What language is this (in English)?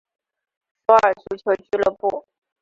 Chinese